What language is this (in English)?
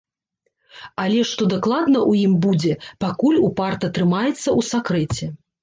Belarusian